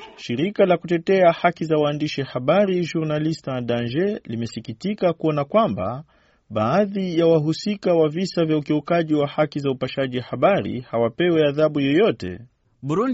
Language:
Swahili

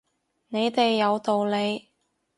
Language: Cantonese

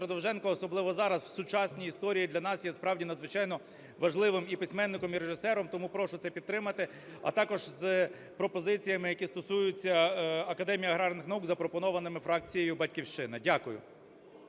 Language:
Ukrainian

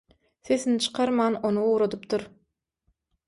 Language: Turkmen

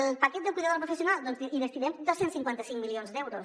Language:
Catalan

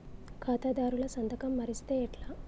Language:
Telugu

